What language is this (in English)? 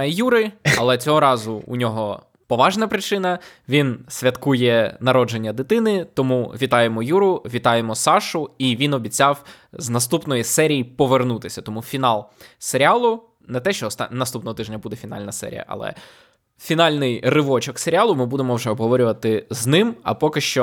Ukrainian